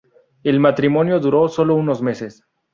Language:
Spanish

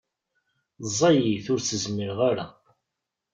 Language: Kabyle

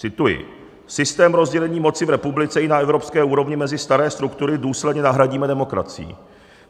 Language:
Czech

